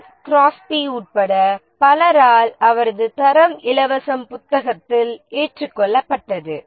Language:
Tamil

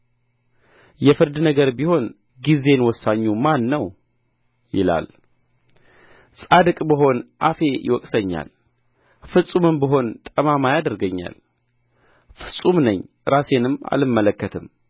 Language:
Amharic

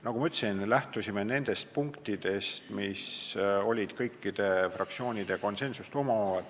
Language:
Estonian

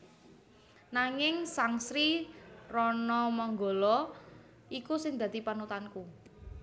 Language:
Javanese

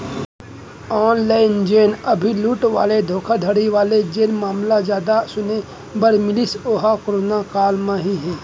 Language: Chhattisgarhi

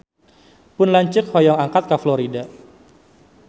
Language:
Sundanese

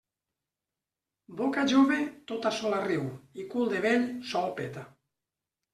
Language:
Catalan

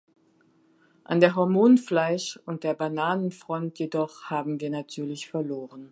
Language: German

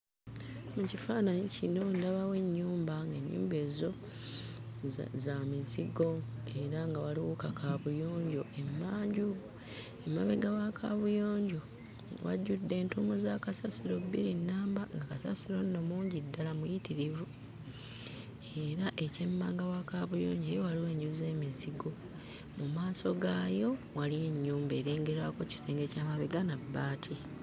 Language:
Ganda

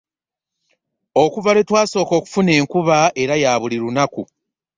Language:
Ganda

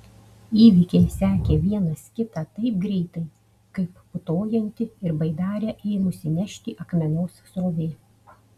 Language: Lithuanian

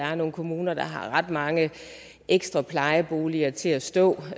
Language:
Danish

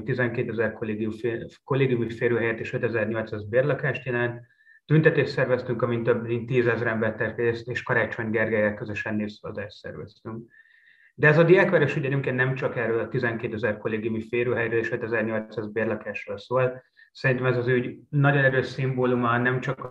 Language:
Hungarian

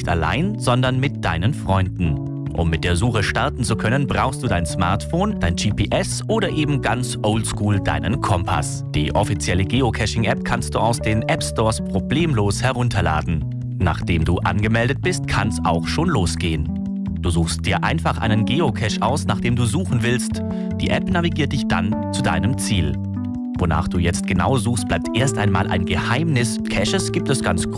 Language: German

